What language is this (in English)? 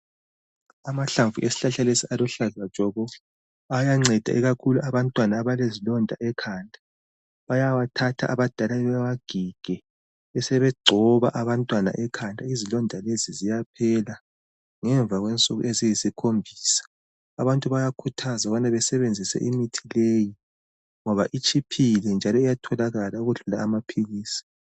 North Ndebele